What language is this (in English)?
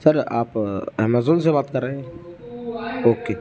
Urdu